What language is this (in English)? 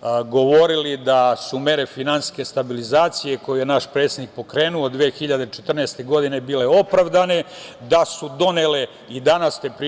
Serbian